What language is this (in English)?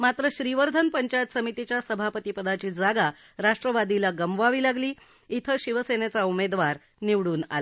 Marathi